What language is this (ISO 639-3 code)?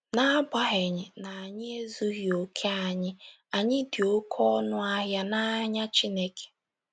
ibo